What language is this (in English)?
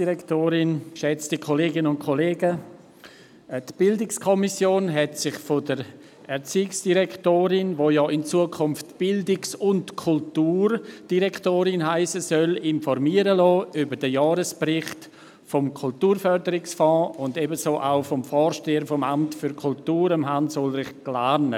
Swiss German